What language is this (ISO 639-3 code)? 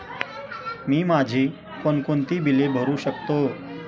mar